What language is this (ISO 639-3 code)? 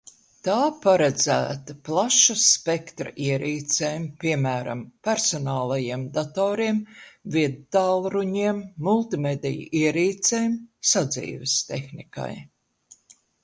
lav